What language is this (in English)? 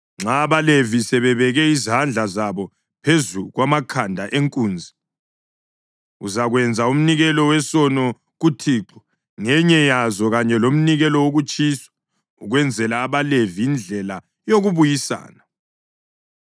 North Ndebele